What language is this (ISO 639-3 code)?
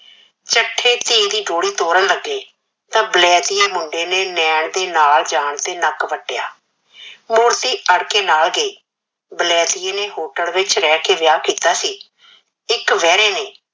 pan